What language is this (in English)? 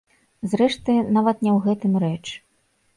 Belarusian